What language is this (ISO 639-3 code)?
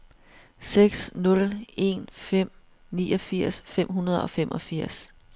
dan